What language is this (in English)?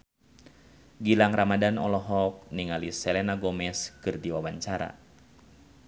Sundanese